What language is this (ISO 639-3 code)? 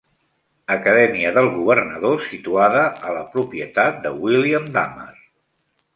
cat